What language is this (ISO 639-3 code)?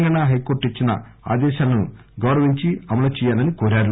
tel